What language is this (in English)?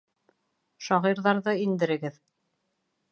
Bashkir